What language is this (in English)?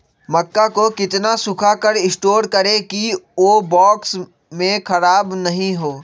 Magahi